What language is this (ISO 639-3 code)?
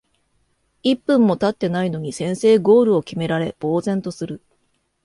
jpn